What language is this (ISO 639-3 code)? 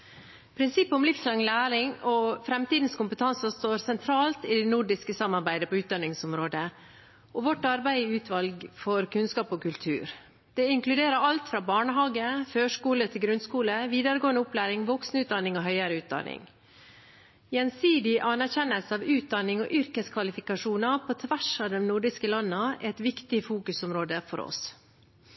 nob